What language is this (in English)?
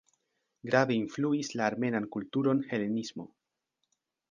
Esperanto